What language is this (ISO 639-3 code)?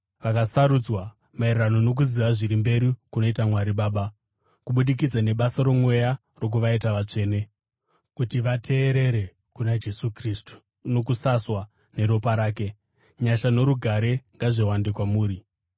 sna